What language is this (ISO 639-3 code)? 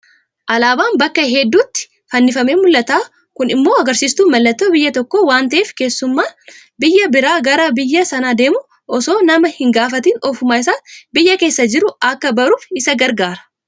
orm